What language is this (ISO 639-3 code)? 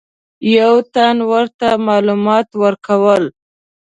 pus